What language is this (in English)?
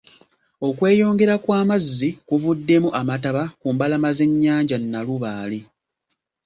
Ganda